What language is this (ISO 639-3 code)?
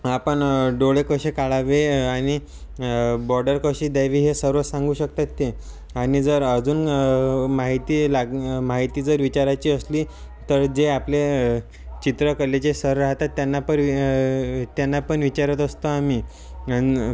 mar